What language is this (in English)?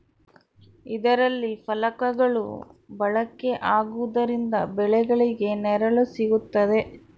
Kannada